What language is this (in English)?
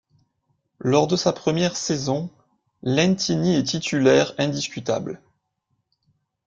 French